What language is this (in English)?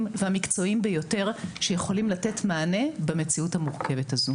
Hebrew